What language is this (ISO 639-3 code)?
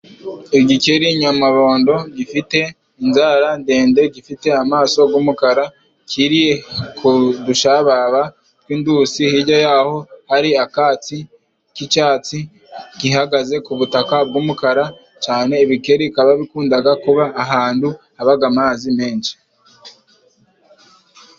kin